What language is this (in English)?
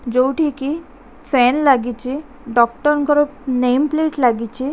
Odia